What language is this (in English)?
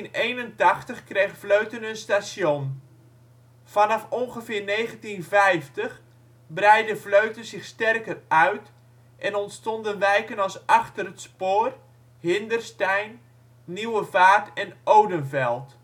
Dutch